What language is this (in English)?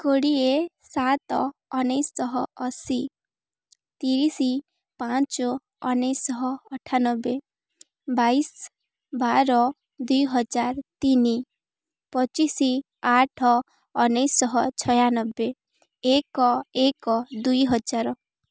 Odia